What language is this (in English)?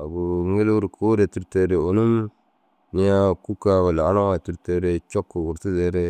Dazaga